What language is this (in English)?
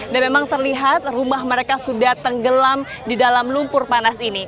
Indonesian